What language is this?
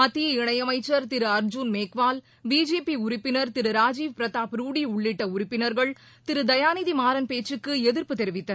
Tamil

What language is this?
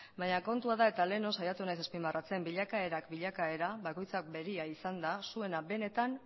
Basque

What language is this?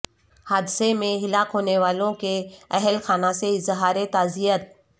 Urdu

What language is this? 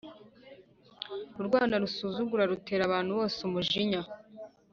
Kinyarwanda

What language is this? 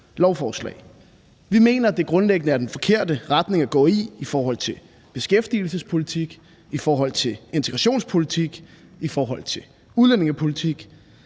Danish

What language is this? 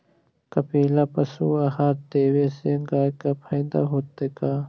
Magahi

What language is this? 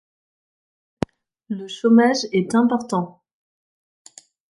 French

